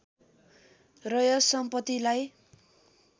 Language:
Nepali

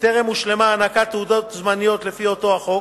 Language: Hebrew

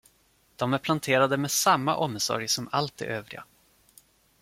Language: Swedish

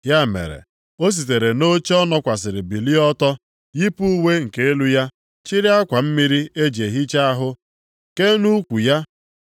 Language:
Igbo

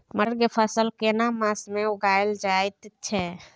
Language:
Maithili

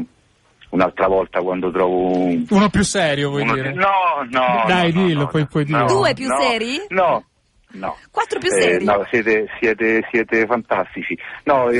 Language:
Italian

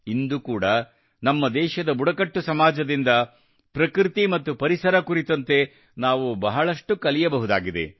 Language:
Kannada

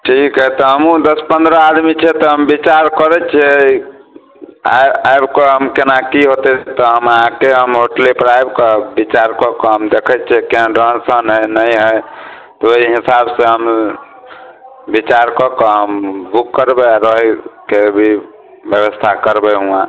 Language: Maithili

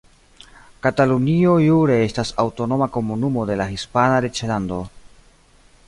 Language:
Esperanto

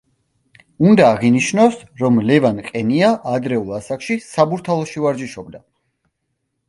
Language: Georgian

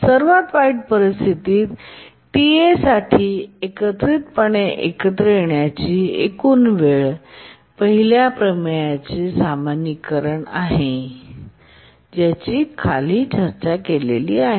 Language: Marathi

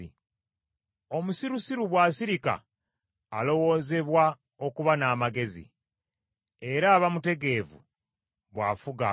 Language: Ganda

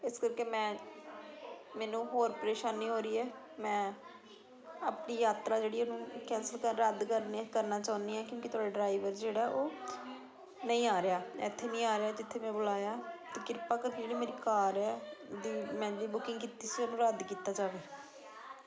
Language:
Punjabi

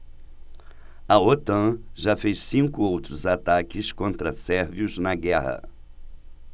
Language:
Portuguese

